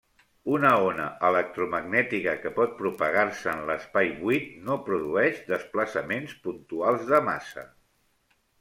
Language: Catalan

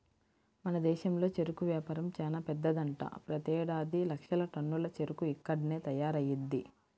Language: Telugu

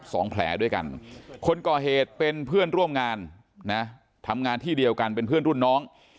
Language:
Thai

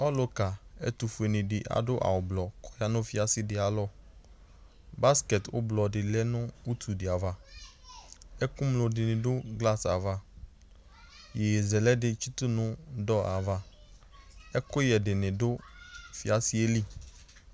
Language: Ikposo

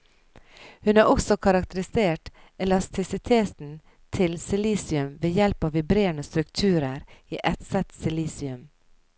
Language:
Norwegian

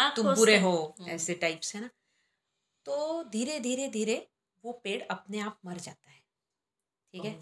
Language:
Hindi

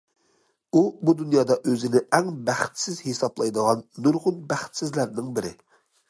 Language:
Uyghur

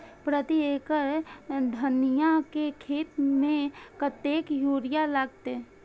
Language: Maithili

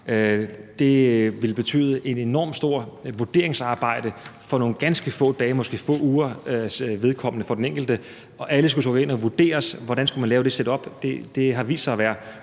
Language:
Danish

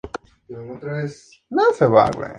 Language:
Spanish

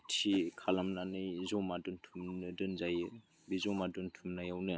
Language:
Bodo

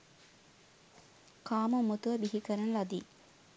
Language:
Sinhala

